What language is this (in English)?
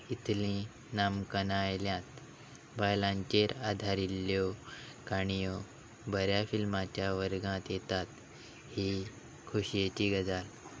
Konkani